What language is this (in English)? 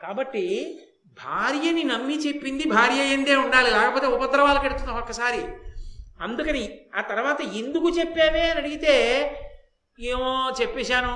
Telugu